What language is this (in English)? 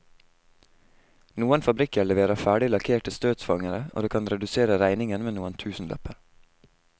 Norwegian